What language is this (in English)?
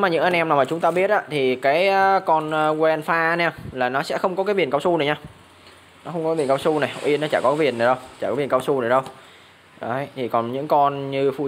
Vietnamese